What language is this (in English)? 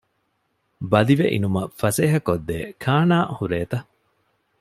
Divehi